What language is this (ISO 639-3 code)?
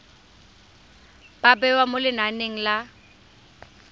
tsn